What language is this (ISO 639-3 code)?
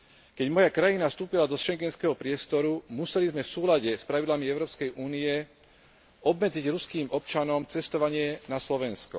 slk